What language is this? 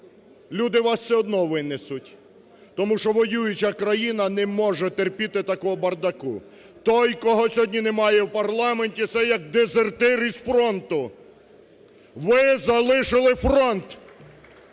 Ukrainian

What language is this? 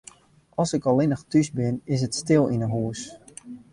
Western Frisian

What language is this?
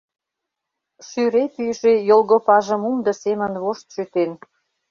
Mari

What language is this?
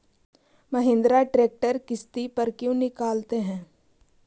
Magahi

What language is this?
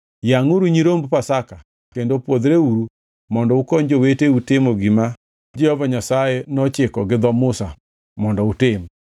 Luo (Kenya and Tanzania)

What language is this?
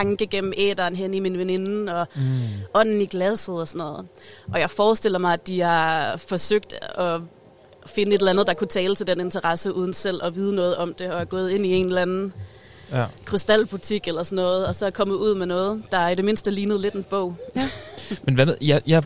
Danish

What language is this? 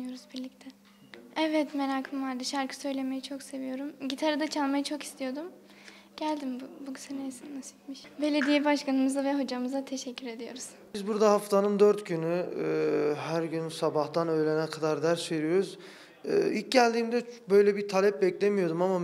Turkish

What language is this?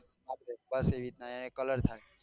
Gujarati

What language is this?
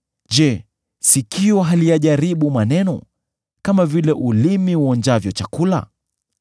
Swahili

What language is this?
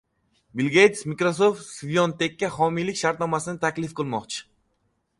Uzbek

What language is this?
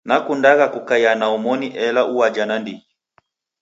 Taita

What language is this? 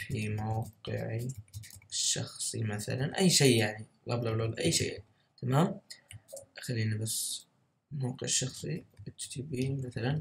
Arabic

